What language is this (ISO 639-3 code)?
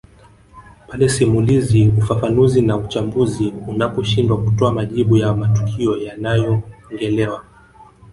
swa